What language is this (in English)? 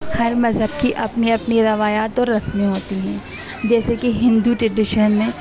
Urdu